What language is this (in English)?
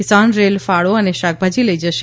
Gujarati